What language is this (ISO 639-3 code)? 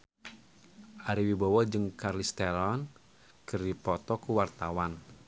sun